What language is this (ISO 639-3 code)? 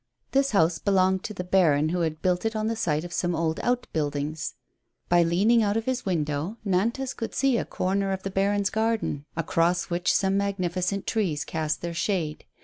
eng